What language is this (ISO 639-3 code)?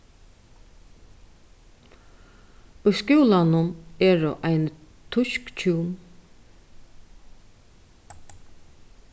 fao